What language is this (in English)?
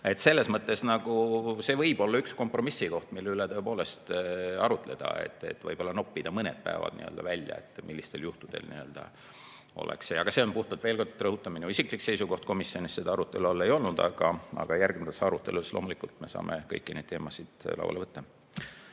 Estonian